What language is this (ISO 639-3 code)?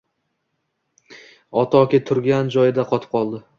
uzb